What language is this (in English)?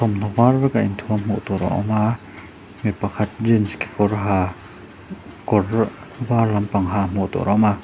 Mizo